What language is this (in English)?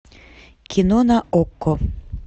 Russian